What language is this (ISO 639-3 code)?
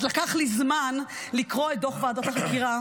heb